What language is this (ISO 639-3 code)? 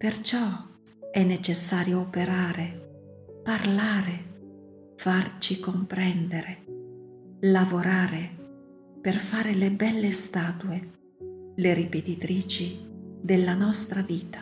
ita